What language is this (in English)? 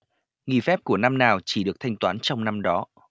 Vietnamese